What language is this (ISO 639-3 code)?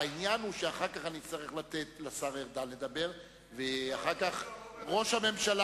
heb